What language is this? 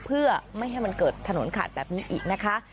Thai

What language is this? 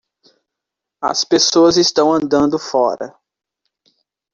Portuguese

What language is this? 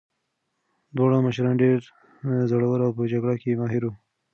Pashto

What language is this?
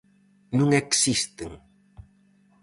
Galician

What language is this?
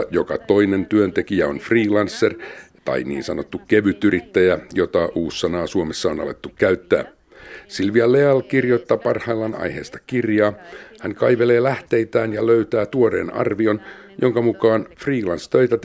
Finnish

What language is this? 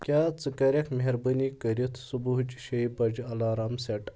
Kashmiri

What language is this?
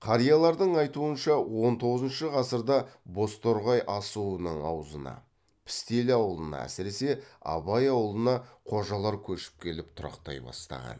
Kazakh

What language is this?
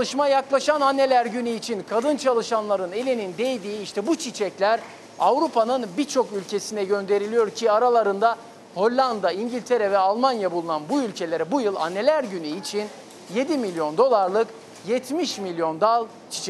Turkish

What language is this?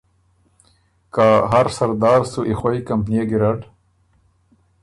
Ormuri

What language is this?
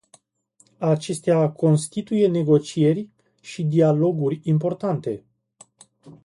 Romanian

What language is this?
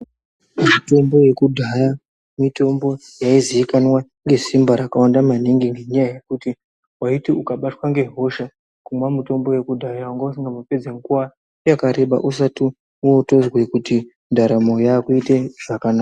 Ndau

